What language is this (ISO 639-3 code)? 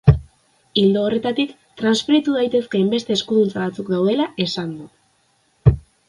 eus